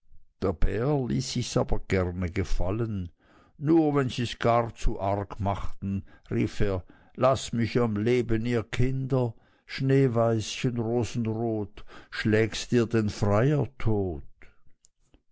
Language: German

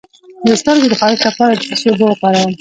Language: Pashto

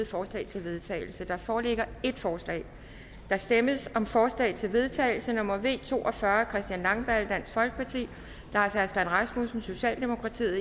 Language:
Danish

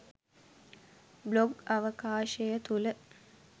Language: Sinhala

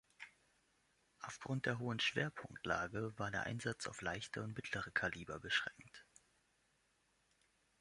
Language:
German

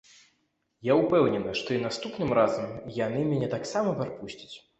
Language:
Belarusian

